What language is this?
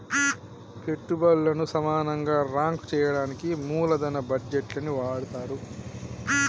Telugu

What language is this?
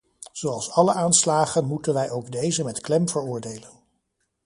Dutch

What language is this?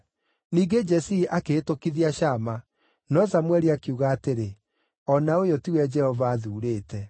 Kikuyu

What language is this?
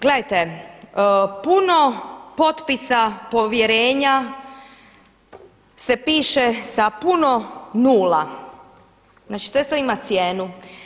Croatian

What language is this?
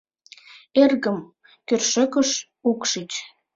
Mari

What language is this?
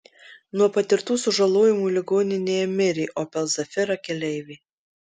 Lithuanian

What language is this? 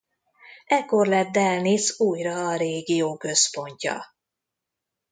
Hungarian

